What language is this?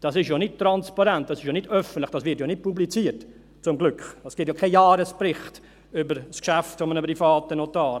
Swiss German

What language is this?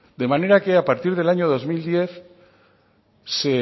Spanish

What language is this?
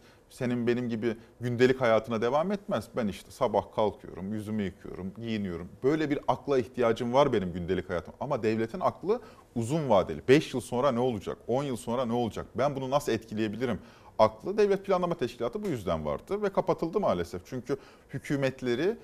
Turkish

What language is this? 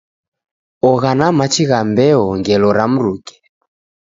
Taita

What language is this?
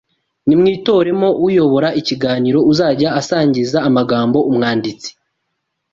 Kinyarwanda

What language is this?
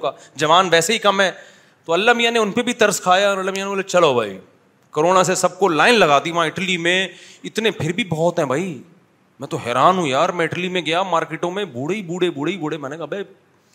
Urdu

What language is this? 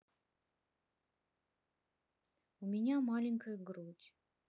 Russian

